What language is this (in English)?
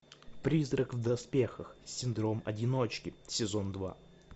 Russian